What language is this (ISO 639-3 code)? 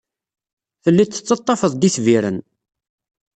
kab